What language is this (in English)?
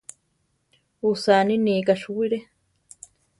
Central Tarahumara